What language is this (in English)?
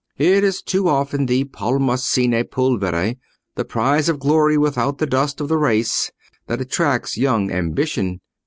English